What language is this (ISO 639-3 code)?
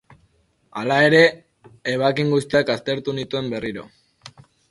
eus